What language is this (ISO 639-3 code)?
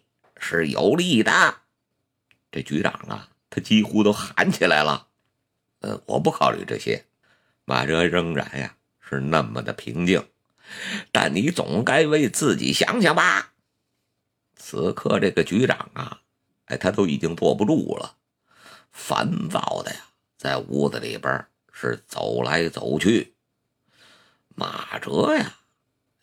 zho